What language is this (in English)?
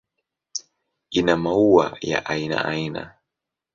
Swahili